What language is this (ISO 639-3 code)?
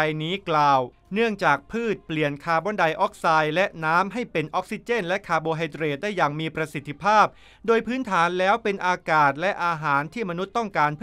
tha